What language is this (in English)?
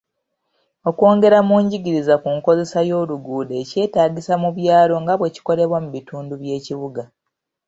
Ganda